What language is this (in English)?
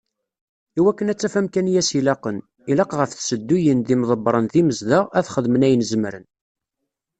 Kabyle